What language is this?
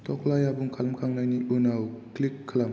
Bodo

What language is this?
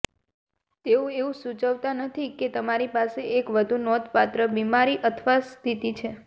Gujarati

